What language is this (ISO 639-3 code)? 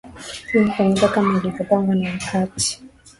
swa